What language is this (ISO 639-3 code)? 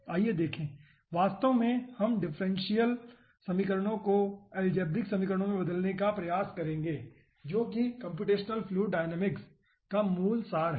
hin